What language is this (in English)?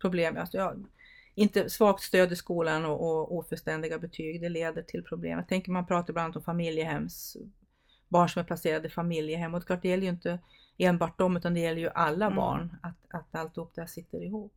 Swedish